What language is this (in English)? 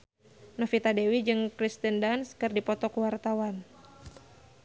Sundanese